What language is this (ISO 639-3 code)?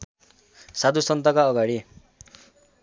nep